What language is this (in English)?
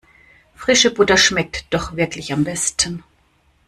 German